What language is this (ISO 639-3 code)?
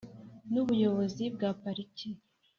kin